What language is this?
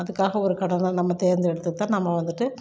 Tamil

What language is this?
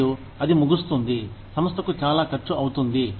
Telugu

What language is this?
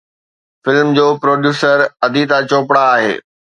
Sindhi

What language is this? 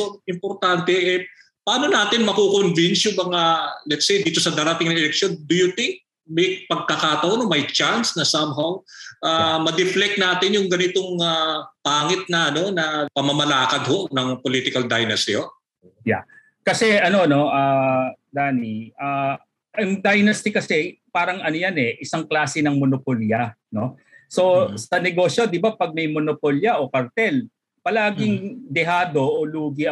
Filipino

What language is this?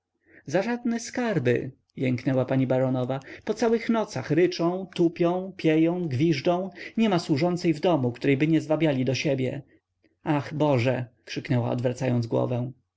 Polish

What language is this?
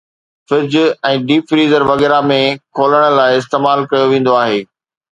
Sindhi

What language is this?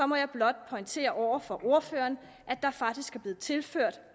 Danish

